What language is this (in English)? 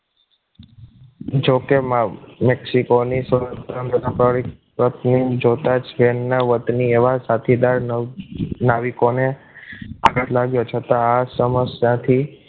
Gujarati